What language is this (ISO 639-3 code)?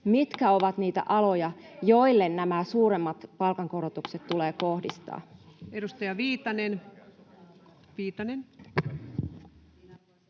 fin